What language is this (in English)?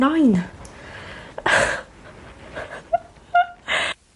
Welsh